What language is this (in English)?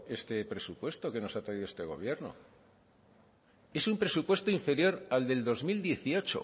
Spanish